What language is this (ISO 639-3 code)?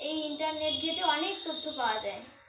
ben